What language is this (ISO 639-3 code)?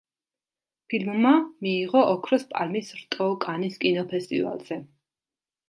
kat